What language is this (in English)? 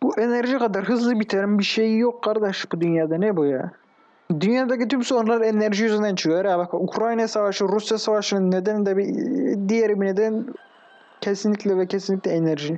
Turkish